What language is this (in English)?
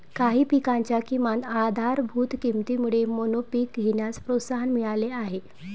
Marathi